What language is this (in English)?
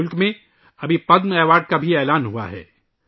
Urdu